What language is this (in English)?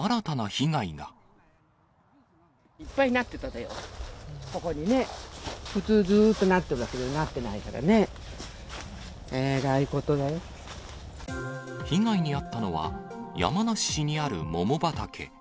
Japanese